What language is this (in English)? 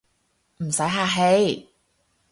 Cantonese